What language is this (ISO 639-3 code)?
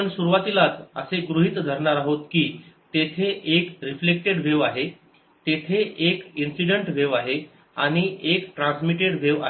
mar